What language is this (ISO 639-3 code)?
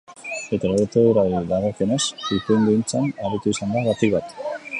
eus